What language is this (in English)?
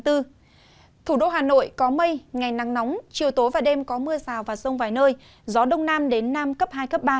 Vietnamese